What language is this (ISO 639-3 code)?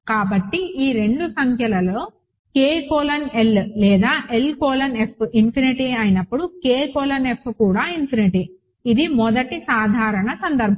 tel